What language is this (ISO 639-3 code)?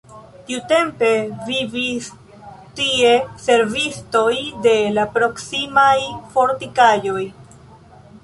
epo